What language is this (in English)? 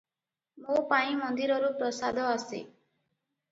Odia